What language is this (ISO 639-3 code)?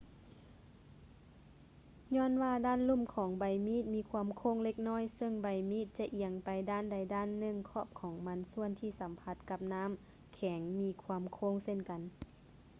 lao